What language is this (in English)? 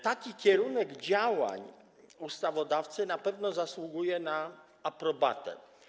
Polish